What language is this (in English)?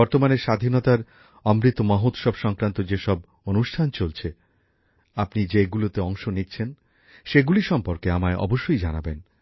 Bangla